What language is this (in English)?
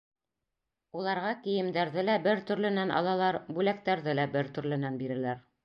Bashkir